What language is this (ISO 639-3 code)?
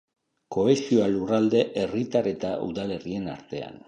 eus